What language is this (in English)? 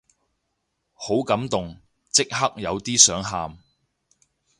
Cantonese